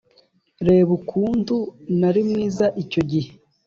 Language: Kinyarwanda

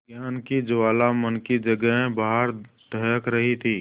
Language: Hindi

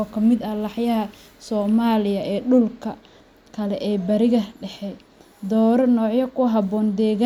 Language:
Somali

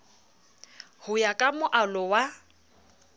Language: Southern Sotho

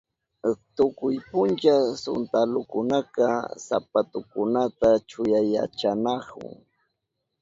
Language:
Southern Pastaza Quechua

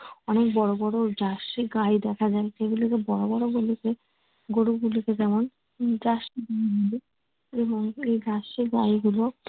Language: Bangla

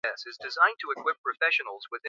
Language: Swahili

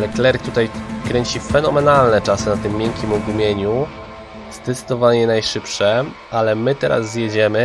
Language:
Polish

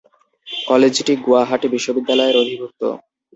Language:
Bangla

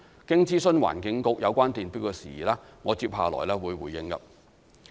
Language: Cantonese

